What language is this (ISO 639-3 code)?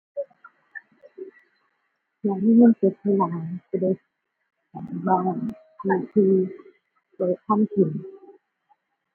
tha